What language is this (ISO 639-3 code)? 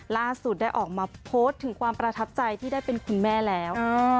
tha